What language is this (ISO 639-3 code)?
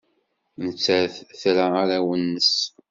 kab